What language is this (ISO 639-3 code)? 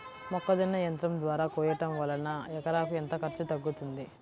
tel